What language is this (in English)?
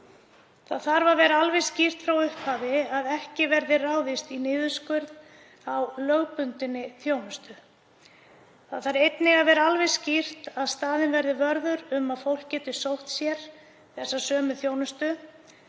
Icelandic